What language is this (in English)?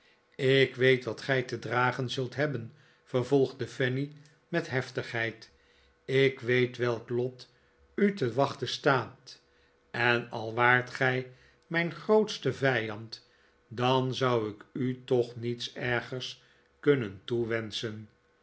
Dutch